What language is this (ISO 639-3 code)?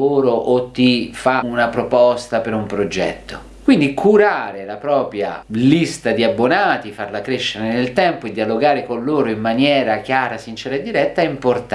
ita